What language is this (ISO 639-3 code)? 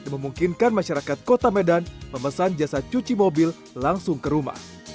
ind